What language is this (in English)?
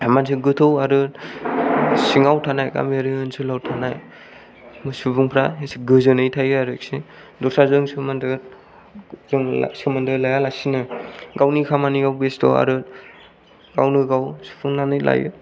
Bodo